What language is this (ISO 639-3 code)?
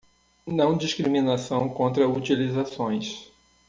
por